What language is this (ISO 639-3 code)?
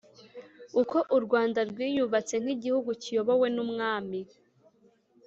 kin